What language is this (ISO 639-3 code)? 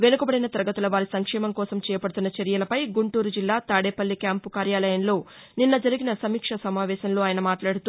tel